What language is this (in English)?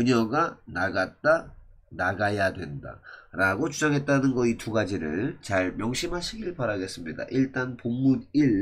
Korean